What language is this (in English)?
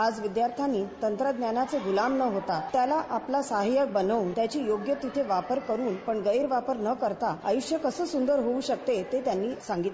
Marathi